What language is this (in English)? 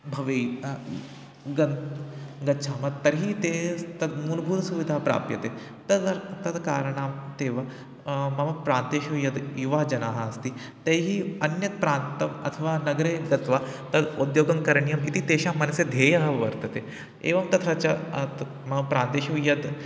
Sanskrit